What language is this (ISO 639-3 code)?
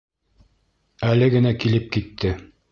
bak